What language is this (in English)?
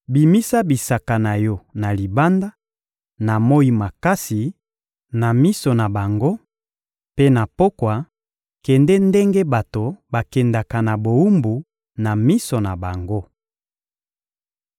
Lingala